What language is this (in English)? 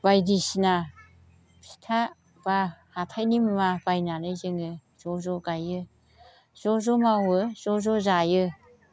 Bodo